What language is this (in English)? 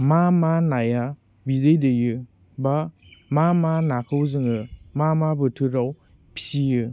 Bodo